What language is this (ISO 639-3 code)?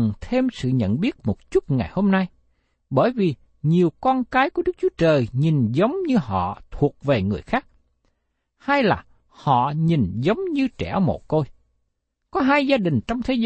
vie